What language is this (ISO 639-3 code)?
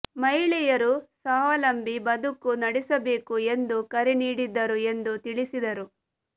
kan